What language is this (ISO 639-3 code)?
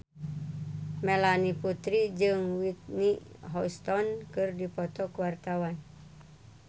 sun